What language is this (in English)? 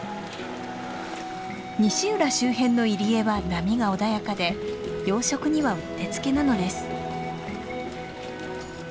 Japanese